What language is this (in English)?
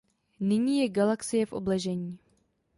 Czech